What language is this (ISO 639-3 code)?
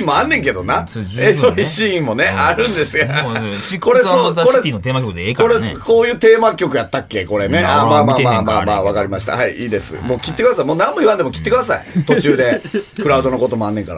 jpn